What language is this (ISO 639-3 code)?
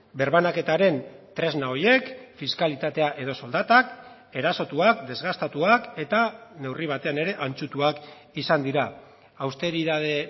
eus